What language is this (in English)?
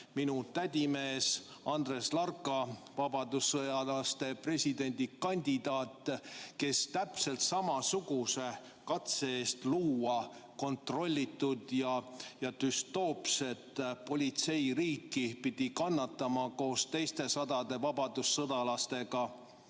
Estonian